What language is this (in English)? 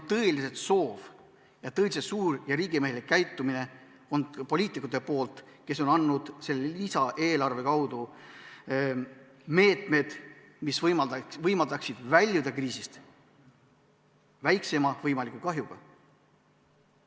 Estonian